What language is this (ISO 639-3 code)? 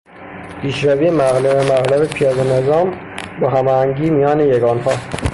fas